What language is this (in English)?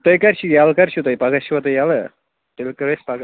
Kashmiri